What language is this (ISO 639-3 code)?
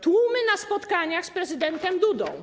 pol